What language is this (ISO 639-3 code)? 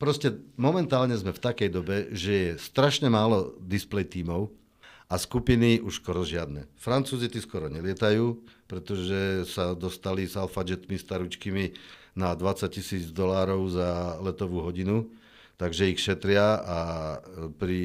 slk